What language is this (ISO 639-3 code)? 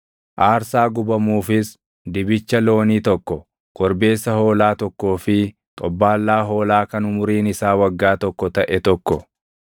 orm